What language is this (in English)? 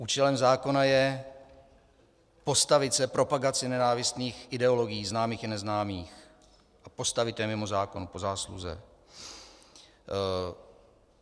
Czech